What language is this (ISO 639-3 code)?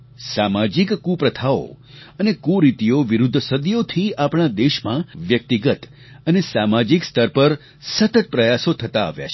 guj